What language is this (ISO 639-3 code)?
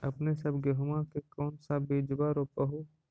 mag